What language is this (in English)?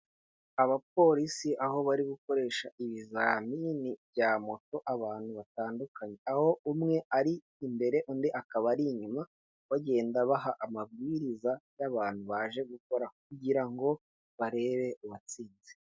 Kinyarwanda